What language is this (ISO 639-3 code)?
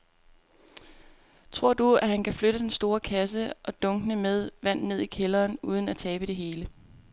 dan